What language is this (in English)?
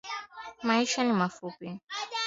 Swahili